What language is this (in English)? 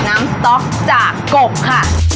Thai